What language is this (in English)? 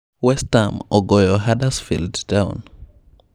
Luo (Kenya and Tanzania)